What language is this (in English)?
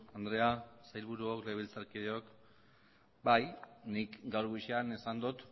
Basque